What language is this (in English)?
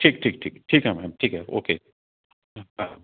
Sindhi